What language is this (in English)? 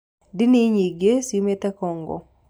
Kikuyu